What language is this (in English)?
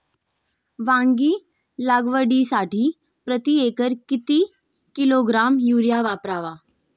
Marathi